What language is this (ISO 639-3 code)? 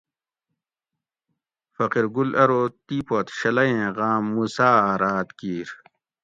gwc